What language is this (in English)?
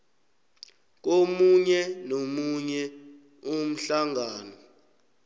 South Ndebele